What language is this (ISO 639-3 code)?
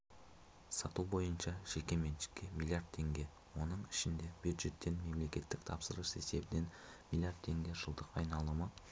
kaz